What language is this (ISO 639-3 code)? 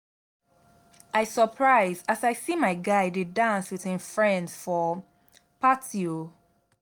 pcm